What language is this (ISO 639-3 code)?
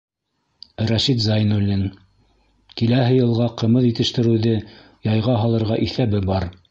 bak